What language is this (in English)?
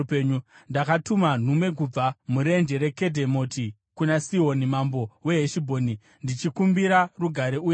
Shona